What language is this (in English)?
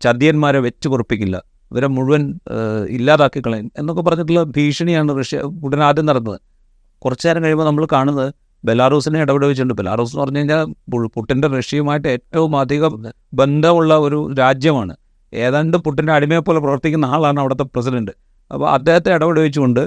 Malayalam